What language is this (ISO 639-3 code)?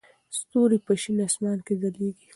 pus